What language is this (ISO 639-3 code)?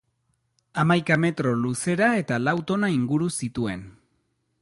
eus